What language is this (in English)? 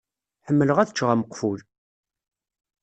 Kabyle